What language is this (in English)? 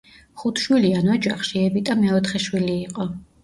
Georgian